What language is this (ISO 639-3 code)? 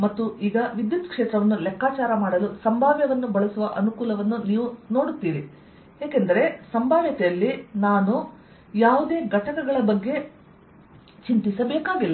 kan